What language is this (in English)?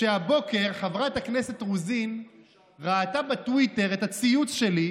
Hebrew